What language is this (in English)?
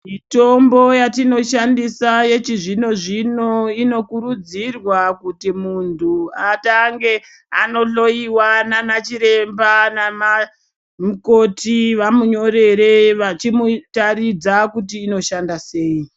Ndau